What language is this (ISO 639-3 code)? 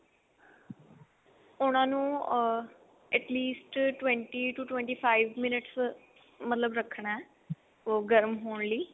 pan